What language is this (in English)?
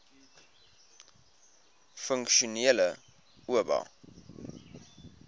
Afrikaans